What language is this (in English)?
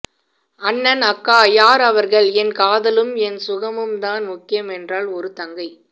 Tamil